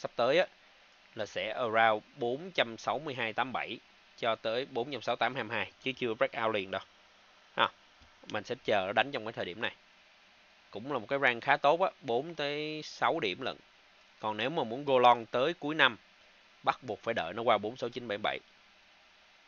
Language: Vietnamese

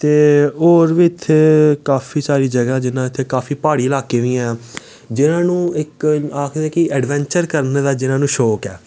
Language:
Dogri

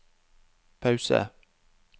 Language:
Norwegian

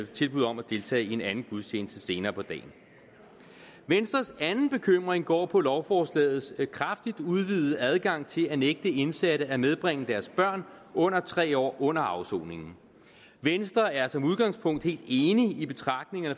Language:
Danish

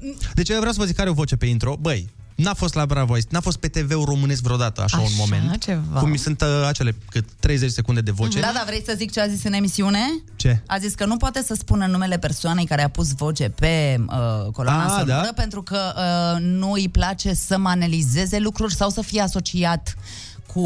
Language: Romanian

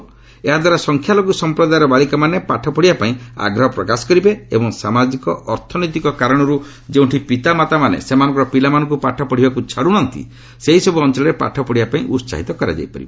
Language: Odia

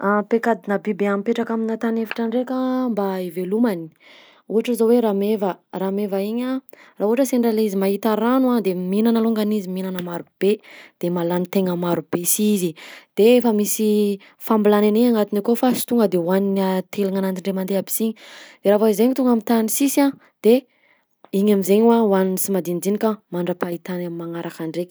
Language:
Southern Betsimisaraka Malagasy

